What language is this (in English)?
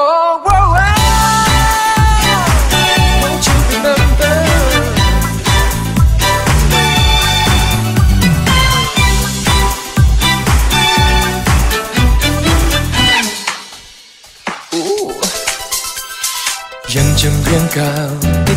Thai